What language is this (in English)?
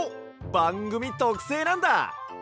Japanese